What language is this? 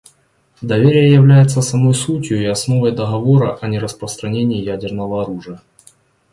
Russian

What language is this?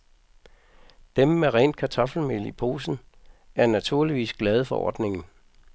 Danish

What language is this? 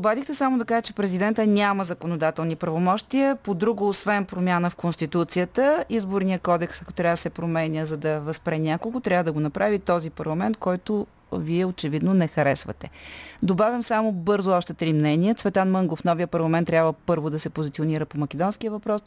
Bulgarian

